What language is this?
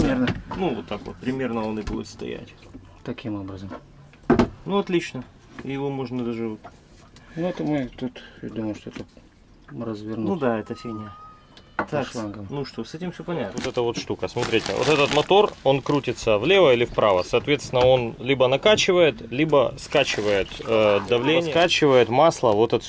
Russian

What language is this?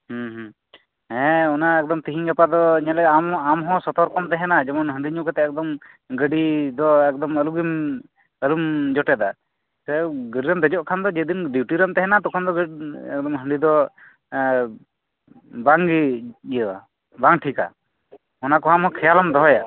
Santali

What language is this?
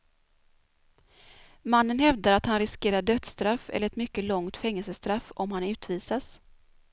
Swedish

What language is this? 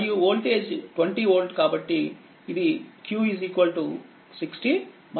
Telugu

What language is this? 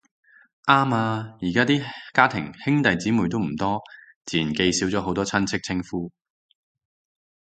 Cantonese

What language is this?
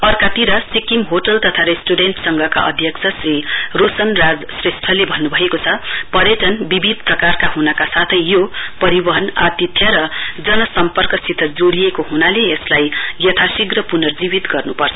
Nepali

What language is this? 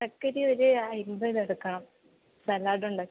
Malayalam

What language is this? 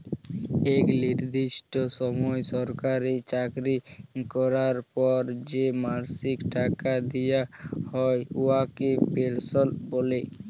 Bangla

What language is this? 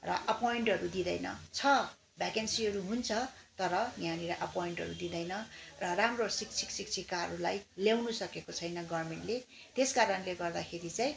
Nepali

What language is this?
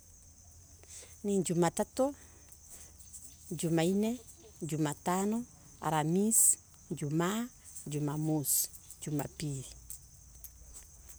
Embu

